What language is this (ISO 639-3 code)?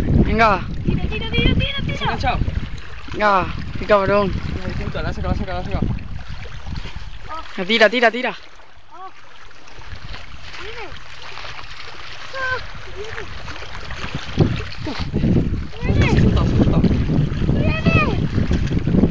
spa